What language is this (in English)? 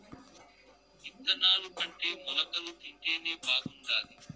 Telugu